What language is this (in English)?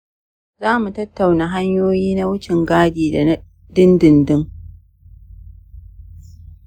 Hausa